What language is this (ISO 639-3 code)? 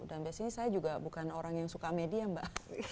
ind